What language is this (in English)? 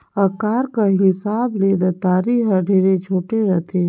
Chhattisgarhi